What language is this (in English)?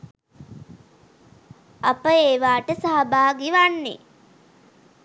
Sinhala